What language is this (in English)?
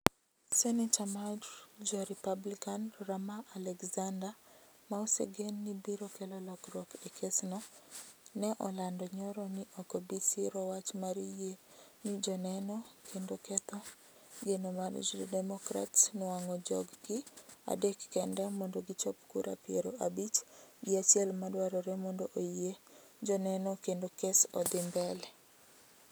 Luo (Kenya and Tanzania)